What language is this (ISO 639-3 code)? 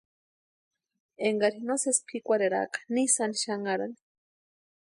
pua